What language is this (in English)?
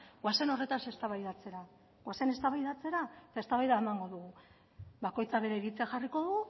Basque